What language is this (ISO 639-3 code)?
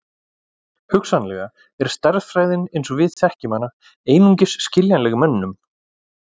isl